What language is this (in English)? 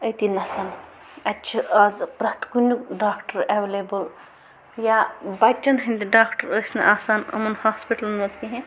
Kashmiri